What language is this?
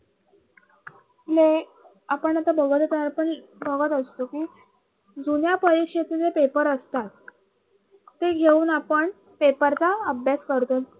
Marathi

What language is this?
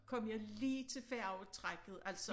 Danish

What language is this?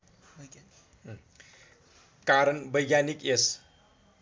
Nepali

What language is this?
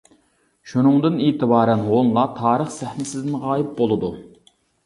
Uyghur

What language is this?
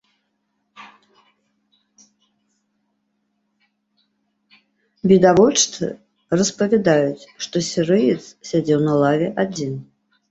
Belarusian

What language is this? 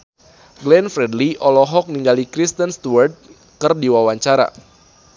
Sundanese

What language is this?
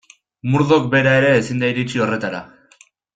Basque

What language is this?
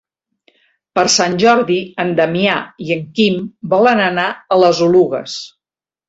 Catalan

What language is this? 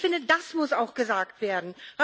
German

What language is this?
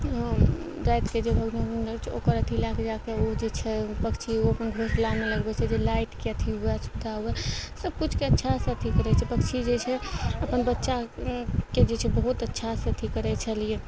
Maithili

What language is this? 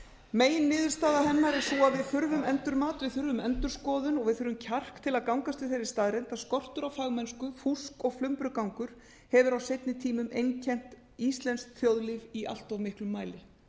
Icelandic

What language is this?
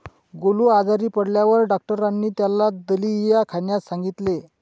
Marathi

